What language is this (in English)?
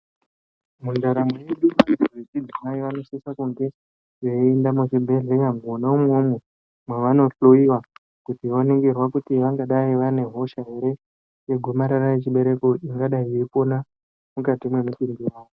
Ndau